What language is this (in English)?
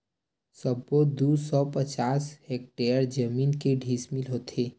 Chhattisgarhi